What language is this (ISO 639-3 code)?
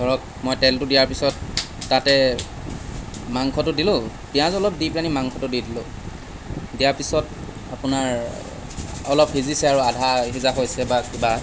asm